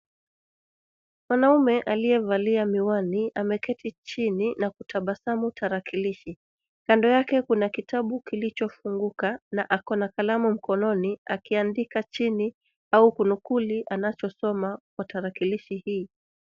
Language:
Swahili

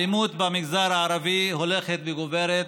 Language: Hebrew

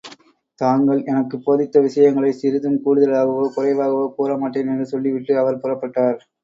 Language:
Tamil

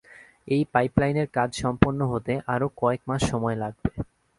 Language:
Bangla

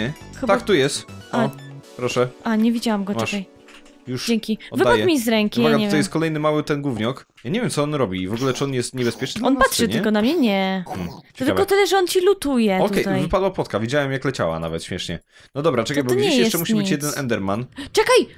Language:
Polish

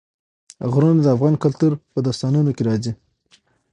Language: Pashto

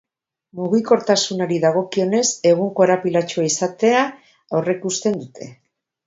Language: Basque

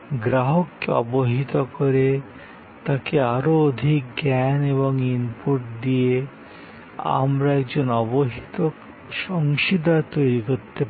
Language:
Bangla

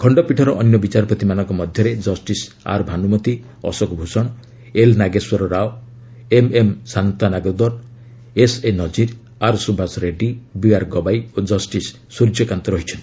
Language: Odia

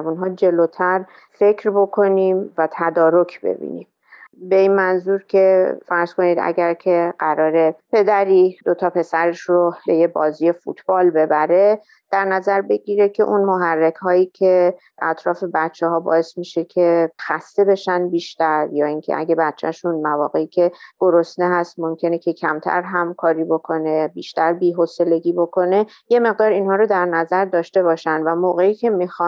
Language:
Persian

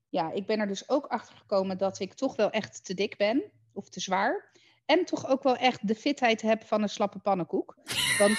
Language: Dutch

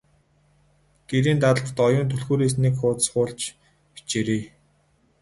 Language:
Mongolian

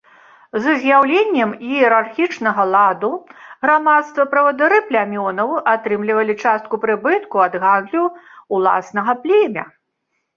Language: Belarusian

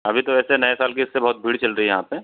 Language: Hindi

